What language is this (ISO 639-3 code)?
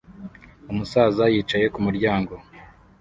kin